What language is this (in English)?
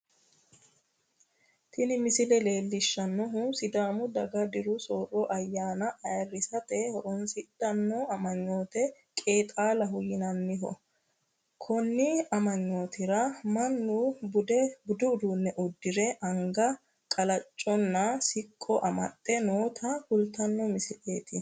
Sidamo